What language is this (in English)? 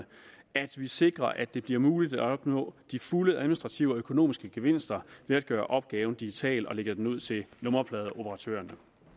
Danish